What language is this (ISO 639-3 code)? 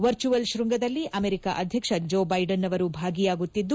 kan